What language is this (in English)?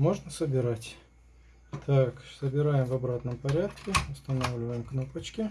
Russian